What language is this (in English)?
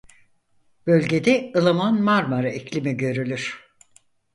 Turkish